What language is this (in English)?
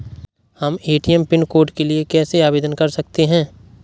Hindi